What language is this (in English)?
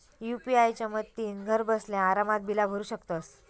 Marathi